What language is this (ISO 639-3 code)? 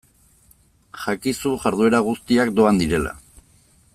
eus